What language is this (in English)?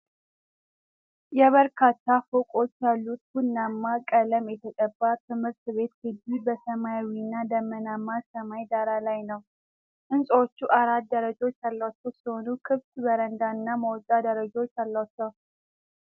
Amharic